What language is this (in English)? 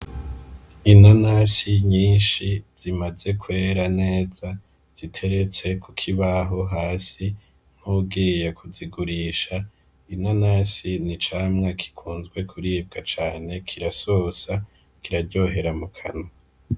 Rundi